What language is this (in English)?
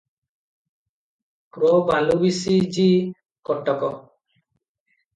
Odia